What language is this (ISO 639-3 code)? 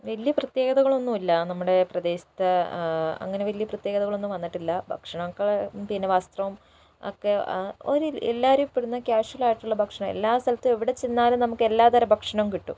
mal